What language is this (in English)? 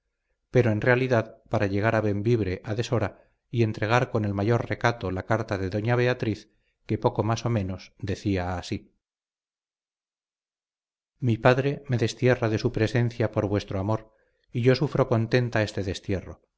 Spanish